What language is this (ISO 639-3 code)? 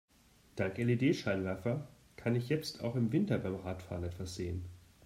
deu